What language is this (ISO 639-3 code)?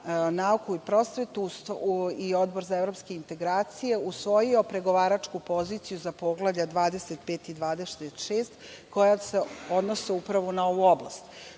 srp